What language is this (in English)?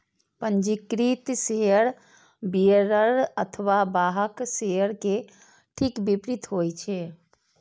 Maithili